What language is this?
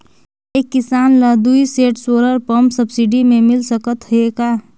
Chhattisgarhi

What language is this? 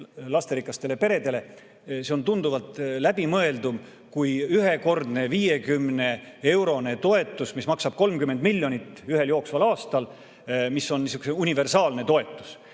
Estonian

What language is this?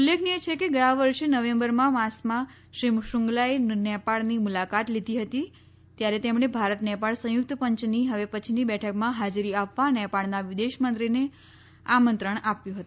Gujarati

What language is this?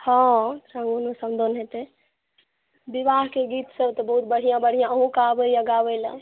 Maithili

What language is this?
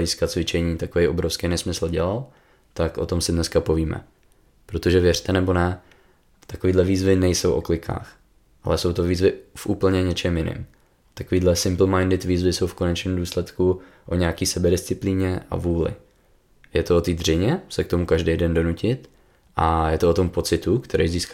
Czech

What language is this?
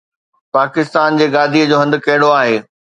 Sindhi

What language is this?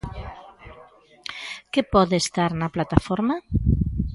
Galician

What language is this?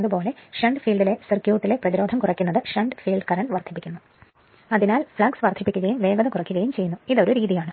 Malayalam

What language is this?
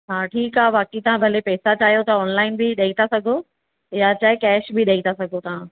Sindhi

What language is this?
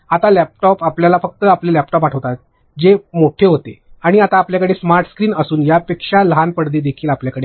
Marathi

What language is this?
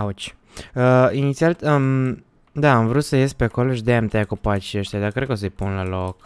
Romanian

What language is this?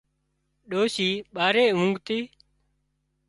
Wadiyara Koli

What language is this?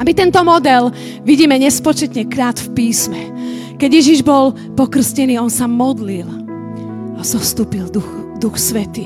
Slovak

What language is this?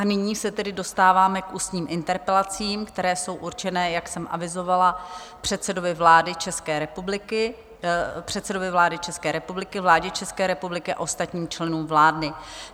Czech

